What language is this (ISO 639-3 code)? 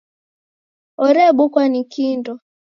dav